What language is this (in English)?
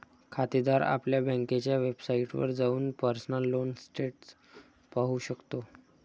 Marathi